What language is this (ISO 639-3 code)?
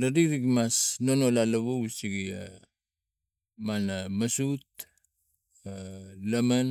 tgc